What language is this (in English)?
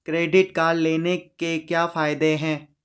Hindi